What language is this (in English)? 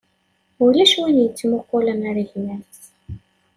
Kabyle